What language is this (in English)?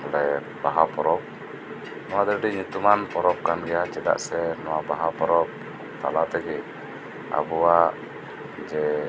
Santali